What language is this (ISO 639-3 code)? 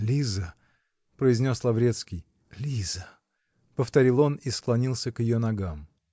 rus